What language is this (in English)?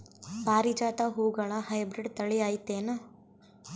Kannada